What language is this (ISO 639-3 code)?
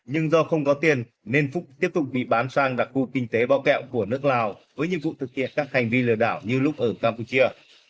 vie